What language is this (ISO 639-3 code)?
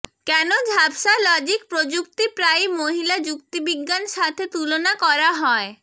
ben